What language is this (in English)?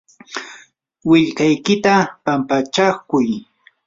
Yanahuanca Pasco Quechua